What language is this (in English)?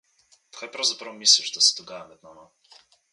Slovenian